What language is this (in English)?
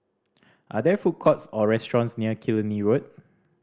English